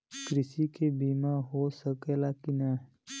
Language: Bhojpuri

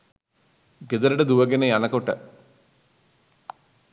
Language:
Sinhala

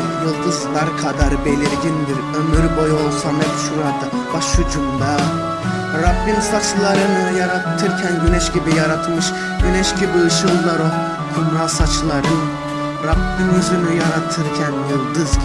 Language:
Turkish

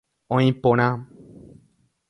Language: Guarani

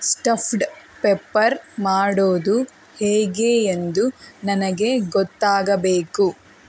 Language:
Kannada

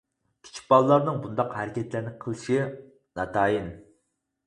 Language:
Uyghur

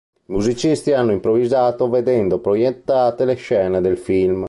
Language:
Italian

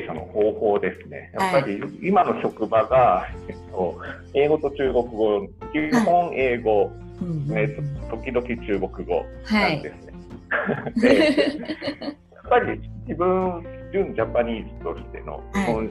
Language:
Japanese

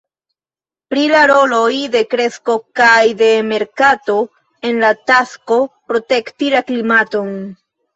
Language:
Esperanto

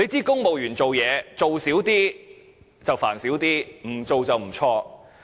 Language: Cantonese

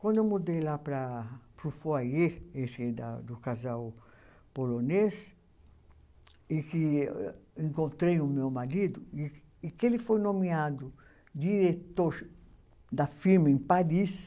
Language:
Portuguese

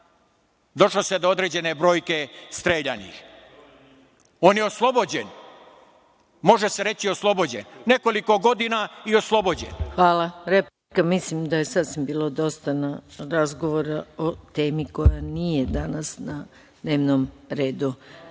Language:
Serbian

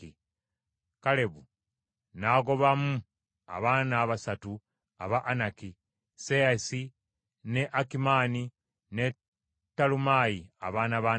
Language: Ganda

